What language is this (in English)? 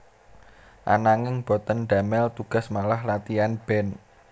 Javanese